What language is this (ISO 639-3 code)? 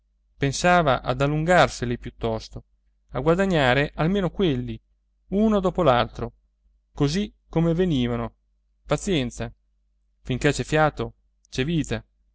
ita